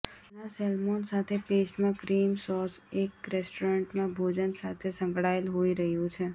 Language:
Gujarati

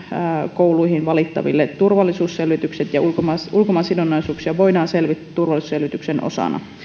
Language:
Finnish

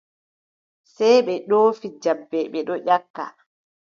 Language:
Adamawa Fulfulde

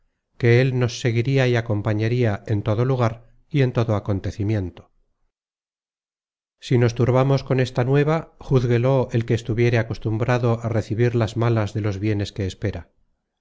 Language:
Spanish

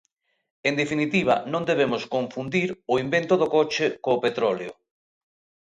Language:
Galician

